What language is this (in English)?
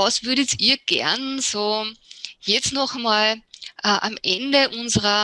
German